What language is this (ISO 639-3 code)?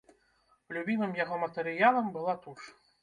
bel